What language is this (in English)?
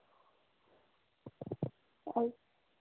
Dogri